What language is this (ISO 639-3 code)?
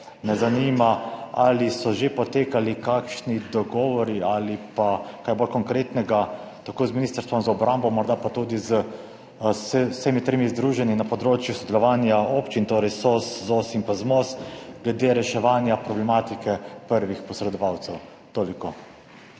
slv